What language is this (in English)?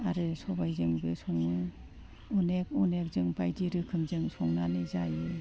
Bodo